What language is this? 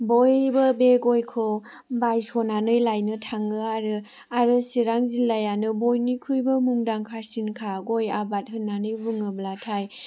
Bodo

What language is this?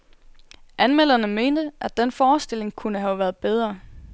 Danish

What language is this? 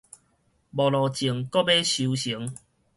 Min Nan Chinese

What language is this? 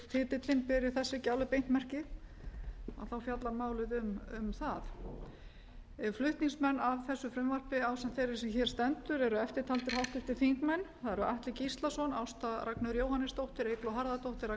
Icelandic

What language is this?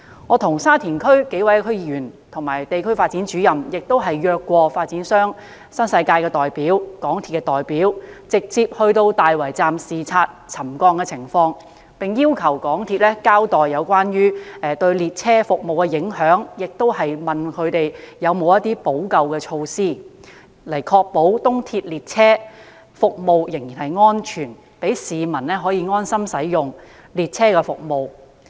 Cantonese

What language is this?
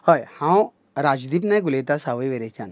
Konkani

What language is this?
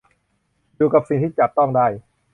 Thai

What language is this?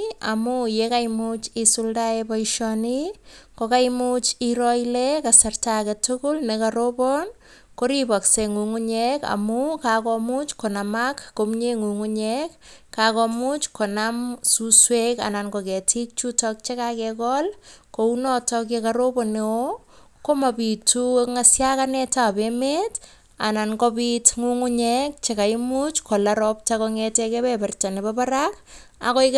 Kalenjin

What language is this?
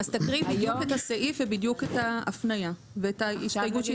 Hebrew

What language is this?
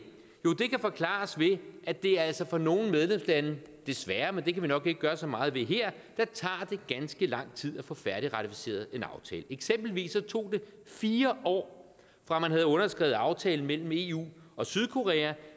Danish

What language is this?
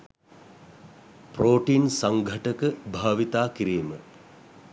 Sinhala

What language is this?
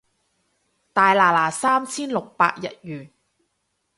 Cantonese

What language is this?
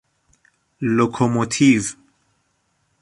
Persian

